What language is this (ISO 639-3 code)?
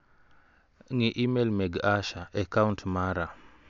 luo